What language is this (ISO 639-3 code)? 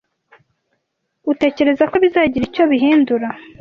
kin